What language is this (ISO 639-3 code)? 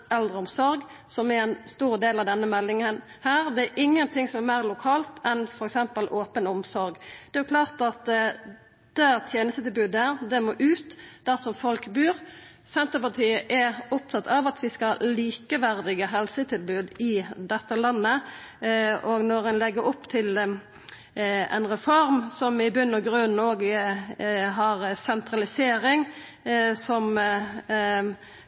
nno